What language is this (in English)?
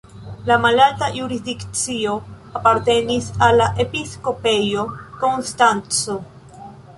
Esperanto